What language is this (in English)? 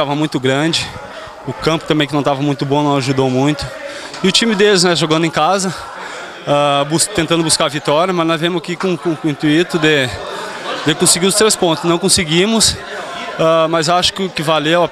Portuguese